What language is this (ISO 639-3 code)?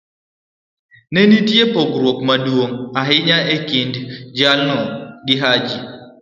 luo